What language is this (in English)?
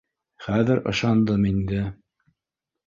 Bashkir